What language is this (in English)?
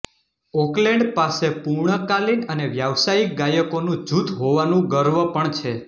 Gujarati